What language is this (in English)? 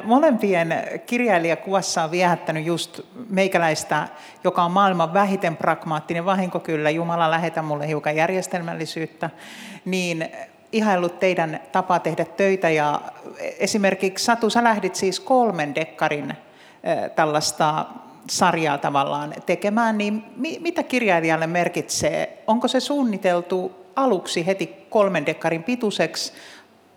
Finnish